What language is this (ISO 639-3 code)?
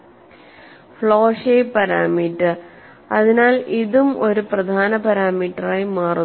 mal